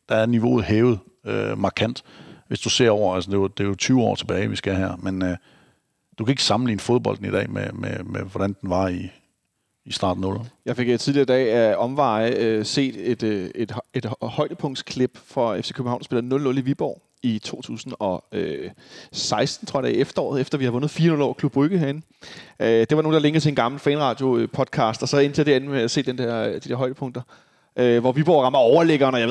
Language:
Danish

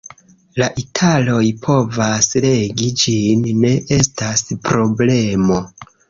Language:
Esperanto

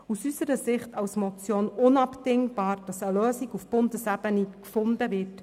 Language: Swiss German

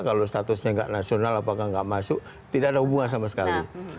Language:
Indonesian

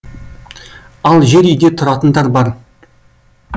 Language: Kazakh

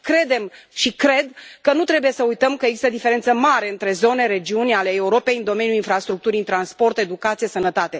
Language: Romanian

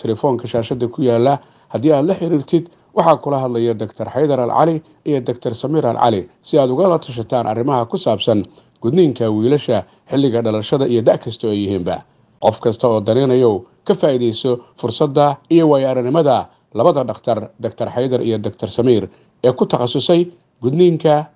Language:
Arabic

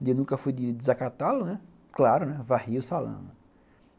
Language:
Portuguese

